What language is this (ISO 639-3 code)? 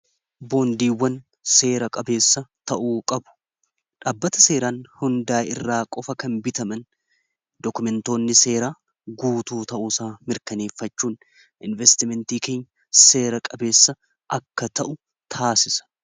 orm